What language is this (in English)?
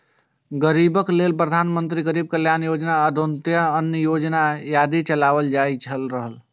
Maithili